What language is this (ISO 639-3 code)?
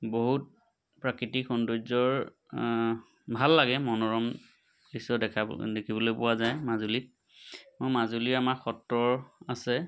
asm